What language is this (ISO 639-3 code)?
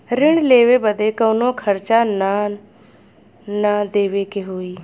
bho